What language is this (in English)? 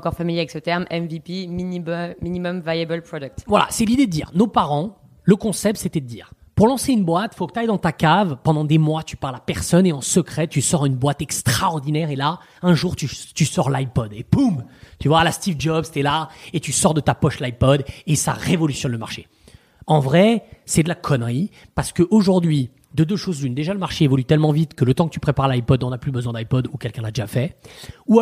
French